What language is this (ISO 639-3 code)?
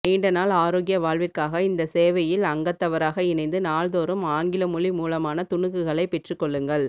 tam